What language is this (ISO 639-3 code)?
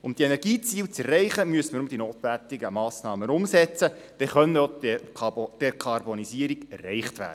gsw